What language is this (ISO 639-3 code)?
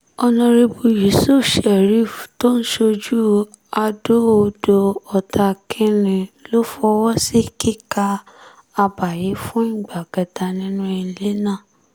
yor